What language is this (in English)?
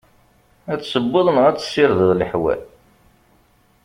Kabyle